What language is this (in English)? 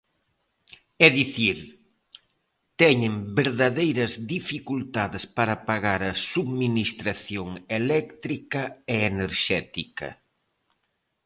Galician